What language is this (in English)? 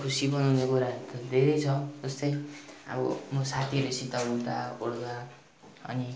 Nepali